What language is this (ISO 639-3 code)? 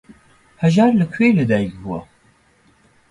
ckb